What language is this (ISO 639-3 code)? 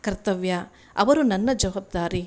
kan